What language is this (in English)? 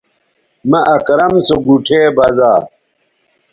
Bateri